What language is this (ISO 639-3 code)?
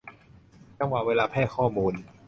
tha